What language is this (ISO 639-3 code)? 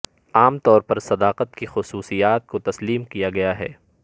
urd